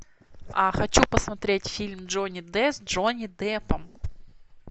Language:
Russian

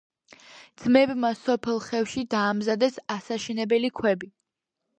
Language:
Georgian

